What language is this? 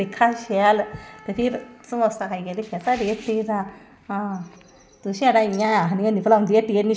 Dogri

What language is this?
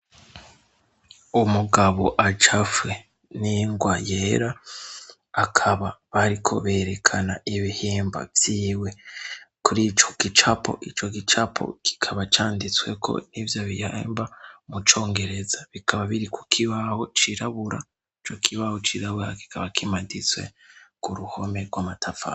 Rundi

